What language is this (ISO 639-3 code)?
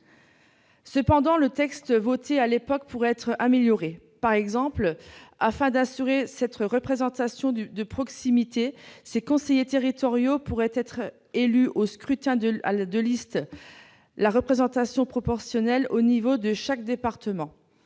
fra